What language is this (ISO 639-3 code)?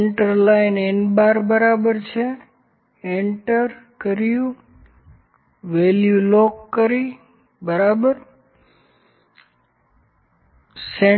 guj